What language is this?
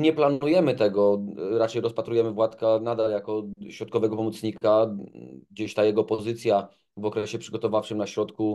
Polish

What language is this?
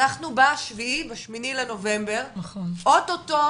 Hebrew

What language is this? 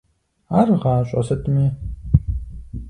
Kabardian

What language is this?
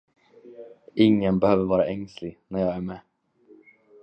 Swedish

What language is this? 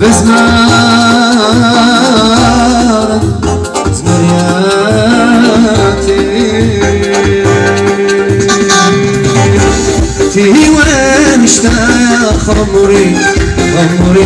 Arabic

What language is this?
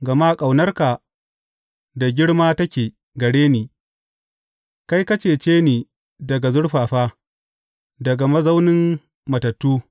Hausa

